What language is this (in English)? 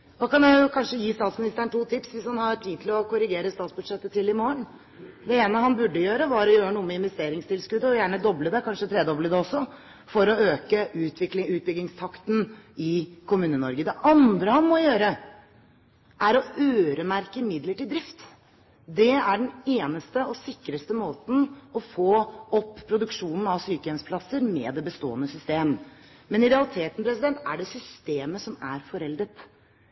Norwegian Bokmål